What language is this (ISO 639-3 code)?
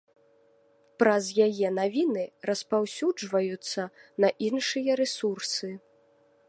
bel